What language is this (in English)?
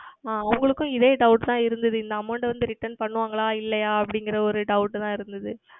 Tamil